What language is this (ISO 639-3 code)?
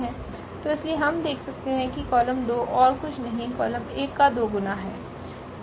hin